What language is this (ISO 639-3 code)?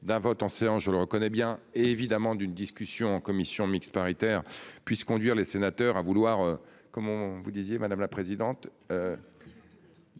fra